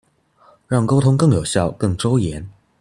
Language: Chinese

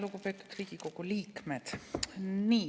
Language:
Estonian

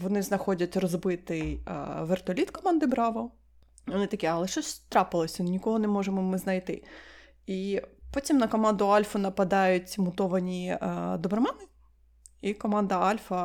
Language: Ukrainian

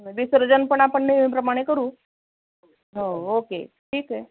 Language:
Marathi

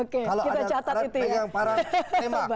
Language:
Indonesian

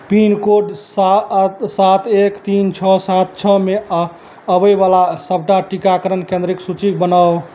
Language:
Maithili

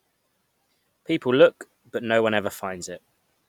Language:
English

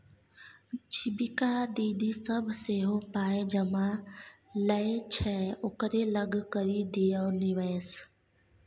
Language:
Maithili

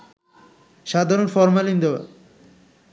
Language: Bangla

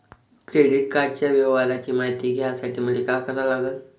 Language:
Marathi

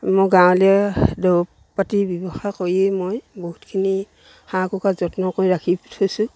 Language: Assamese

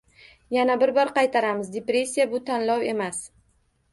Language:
Uzbek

